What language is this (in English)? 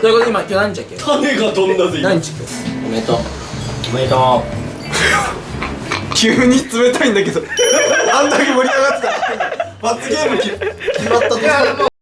Japanese